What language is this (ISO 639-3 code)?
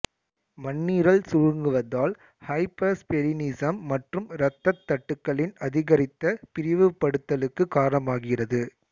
tam